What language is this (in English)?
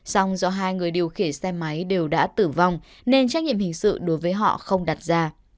Vietnamese